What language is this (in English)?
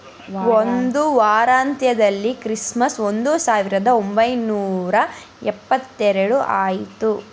Kannada